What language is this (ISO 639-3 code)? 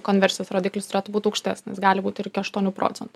lit